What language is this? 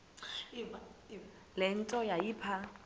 Xhosa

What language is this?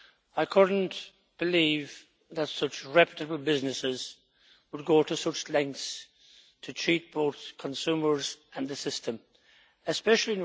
English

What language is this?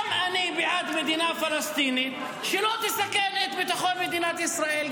Hebrew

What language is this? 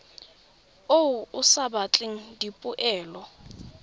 Tswana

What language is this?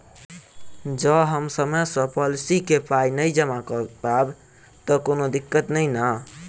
Maithili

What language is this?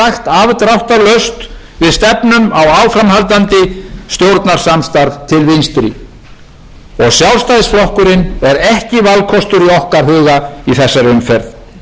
Icelandic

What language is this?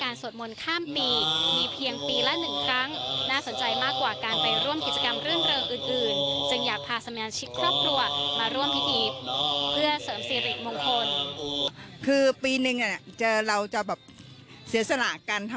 Thai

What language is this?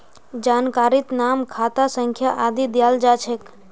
Magahi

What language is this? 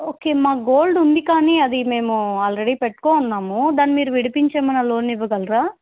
Telugu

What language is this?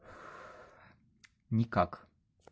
Russian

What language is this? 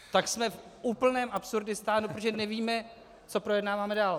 Czech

